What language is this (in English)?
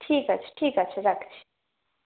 Bangla